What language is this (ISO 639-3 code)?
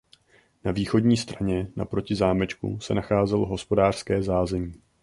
ces